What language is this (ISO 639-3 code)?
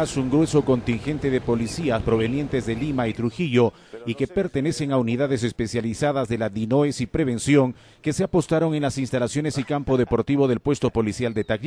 spa